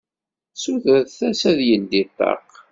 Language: Kabyle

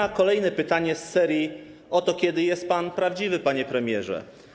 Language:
Polish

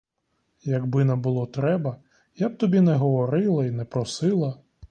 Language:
Ukrainian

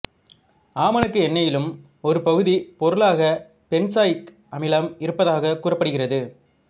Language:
Tamil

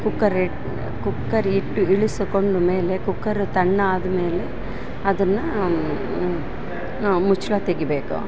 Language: Kannada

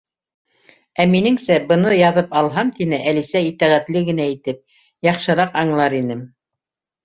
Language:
Bashkir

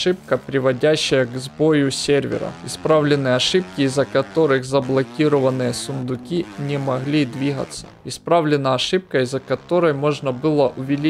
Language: Russian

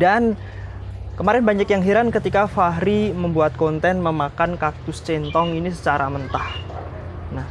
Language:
Indonesian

